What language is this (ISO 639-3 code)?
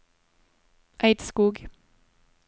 nor